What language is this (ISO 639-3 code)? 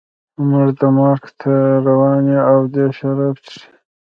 pus